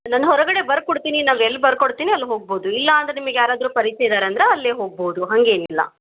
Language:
Kannada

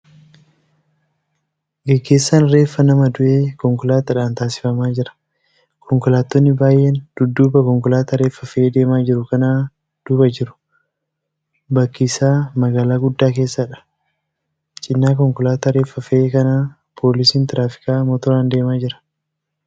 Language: Oromo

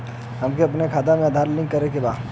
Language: Bhojpuri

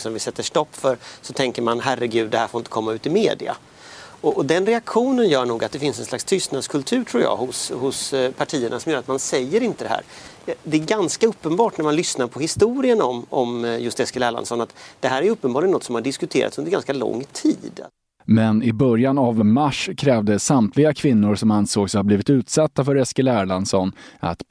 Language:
Swedish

